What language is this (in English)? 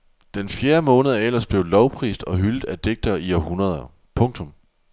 Danish